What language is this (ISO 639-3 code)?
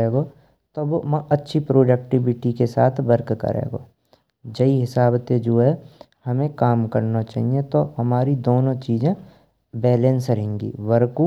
bra